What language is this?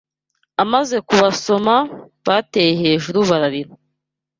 Kinyarwanda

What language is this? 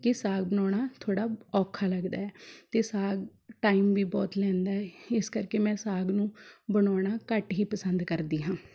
Punjabi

